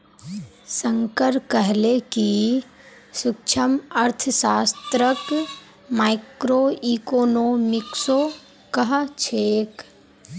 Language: Magahi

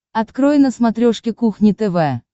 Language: Russian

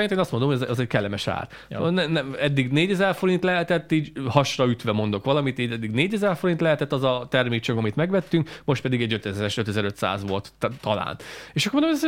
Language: Hungarian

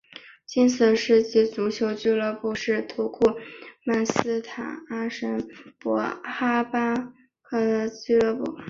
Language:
Chinese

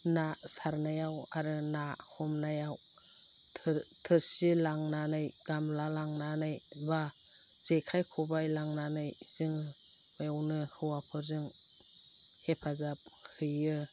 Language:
Bodo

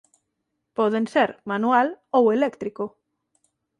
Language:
Galician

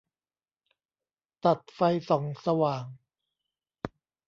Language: Thai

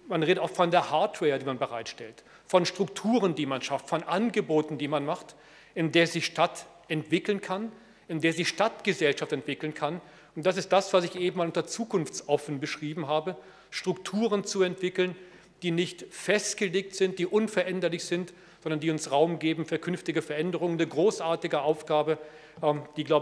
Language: German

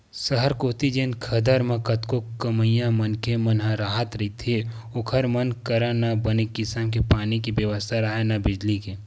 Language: Chhattisgarhi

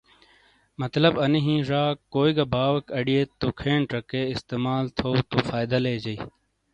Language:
Shina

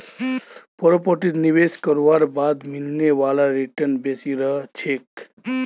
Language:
Magahi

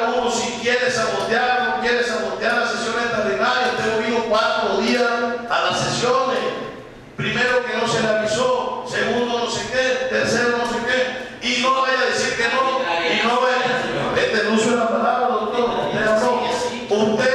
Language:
Spanish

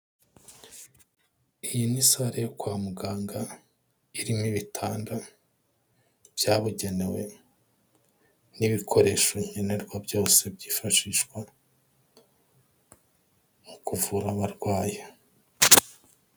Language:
Kinyarwanda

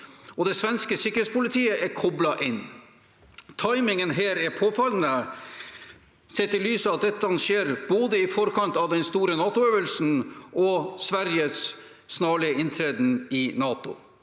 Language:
Norwegian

